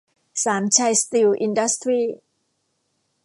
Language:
Thai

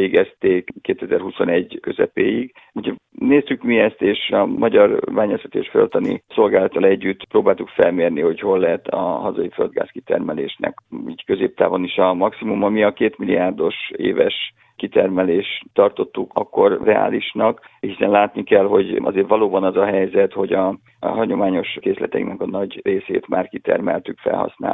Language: Hungarian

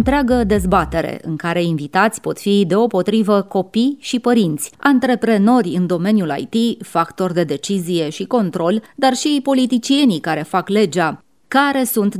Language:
Romanian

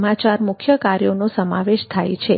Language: Gujarati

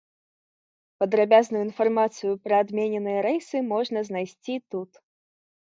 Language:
Belarusian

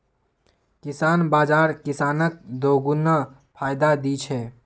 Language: Magahi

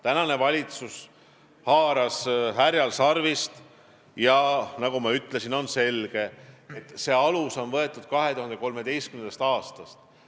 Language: Estonian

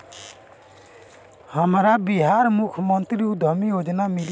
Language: Bhojpuri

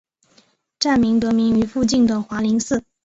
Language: Chinese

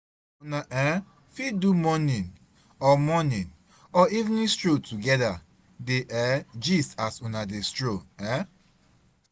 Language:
Nigerian Pidgin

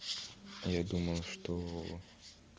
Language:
Russian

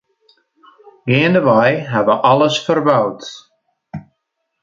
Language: Western Frisian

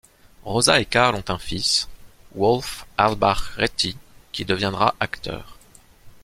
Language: French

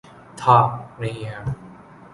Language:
Urdu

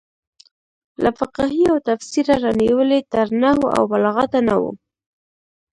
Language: Pashto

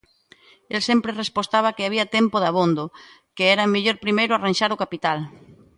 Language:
Galician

